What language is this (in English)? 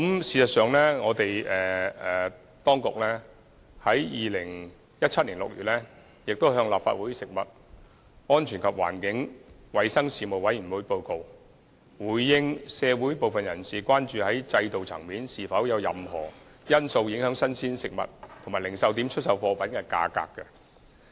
Cantonese